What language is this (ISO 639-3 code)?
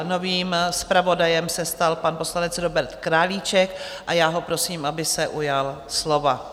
ces